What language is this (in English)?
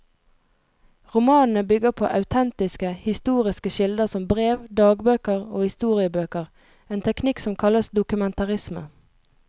Norwegian